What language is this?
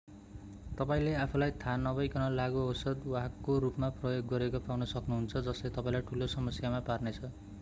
Nepali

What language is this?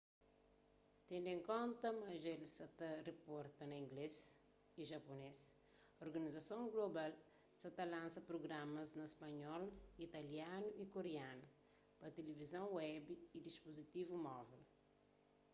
Kabuverdianu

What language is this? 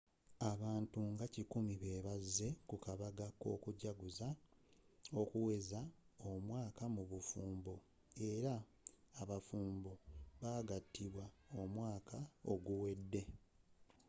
Ganda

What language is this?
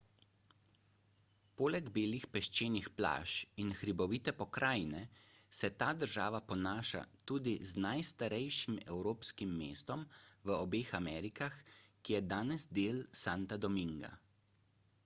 Slovenian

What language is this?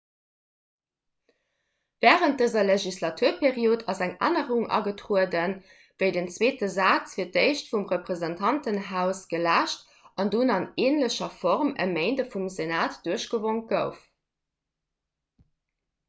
Luxembourgish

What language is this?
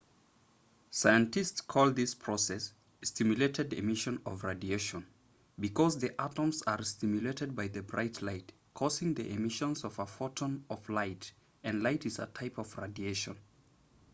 English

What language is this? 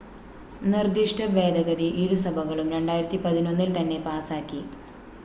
Malayalam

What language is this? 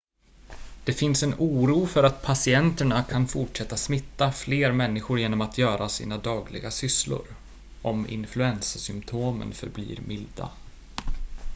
Swedish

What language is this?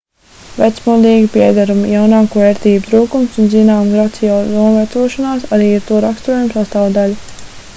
Latvian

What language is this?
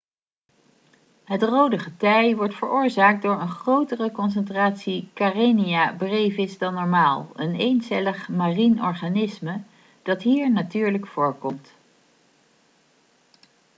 Dutch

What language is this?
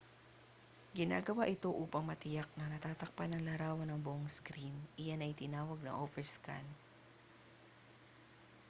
Filipino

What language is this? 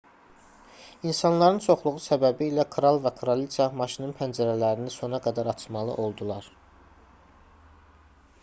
Azerbaijani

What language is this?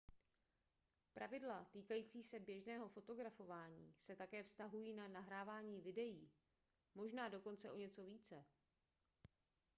Czech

